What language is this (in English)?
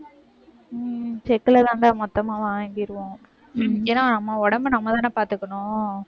Tamil